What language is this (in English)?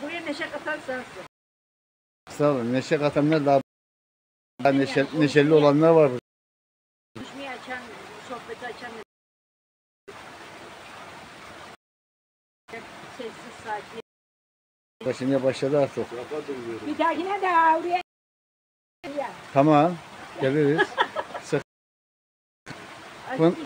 Turkish